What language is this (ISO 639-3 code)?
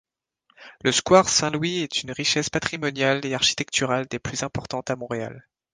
fra